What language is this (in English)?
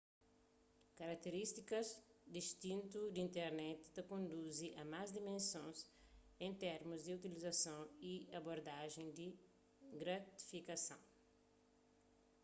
Kabuverdianu